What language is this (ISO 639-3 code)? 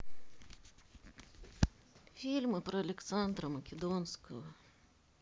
rus